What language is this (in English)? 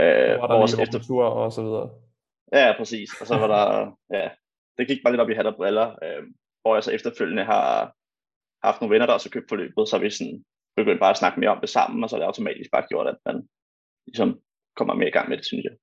Danish